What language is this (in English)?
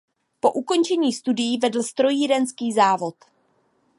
Czech